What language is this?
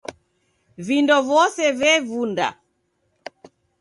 Taita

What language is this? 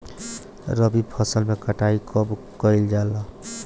Bhojpuri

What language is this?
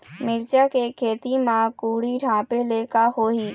Chhattisgarhi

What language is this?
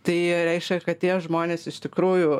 Lithuanian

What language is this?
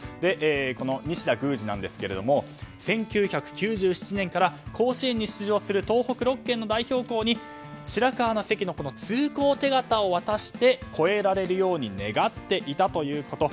Japanese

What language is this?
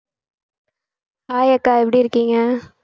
Tamil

